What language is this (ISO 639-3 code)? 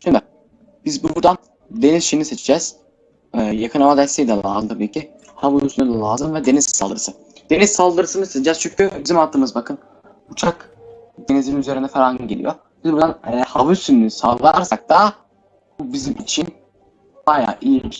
tur